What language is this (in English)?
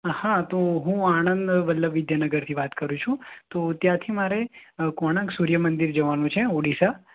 Gujarati